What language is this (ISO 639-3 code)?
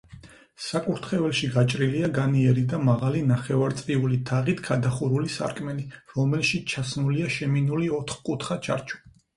kat